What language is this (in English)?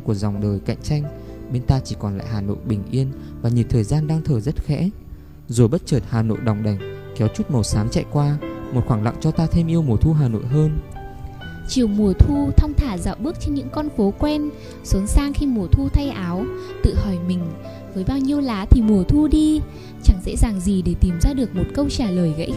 Vietnamese